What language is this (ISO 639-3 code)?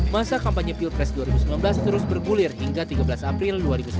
ind